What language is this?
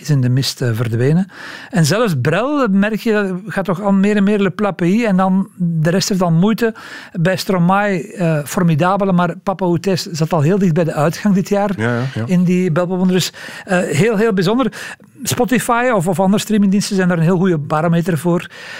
Dutch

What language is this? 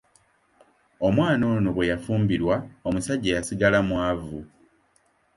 Ganda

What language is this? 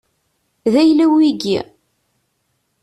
Kabyle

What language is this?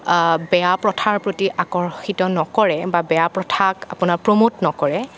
Assamese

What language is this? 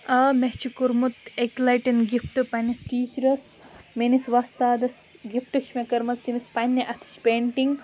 Kashmiri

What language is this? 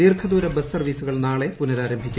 Malayalam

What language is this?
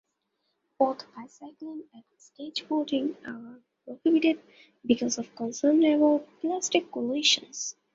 English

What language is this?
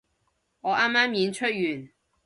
Cantonese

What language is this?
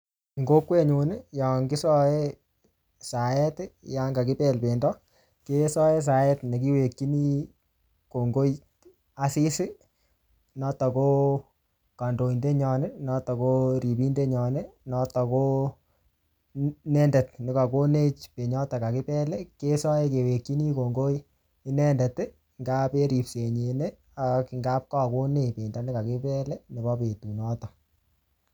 Kalenjin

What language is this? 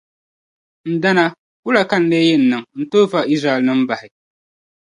Dagbani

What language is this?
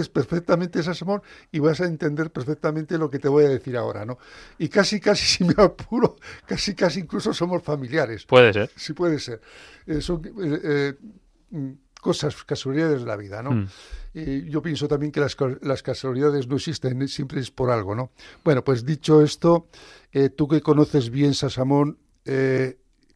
Spanish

